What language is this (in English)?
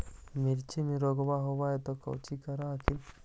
Magahi